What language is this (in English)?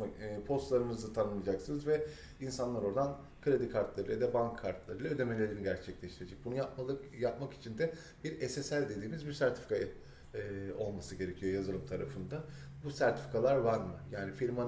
Turkish